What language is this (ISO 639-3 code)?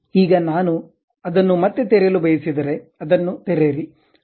kan